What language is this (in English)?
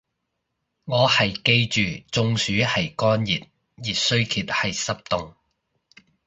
Cantonese